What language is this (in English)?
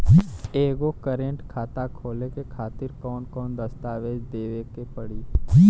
Bhojpuri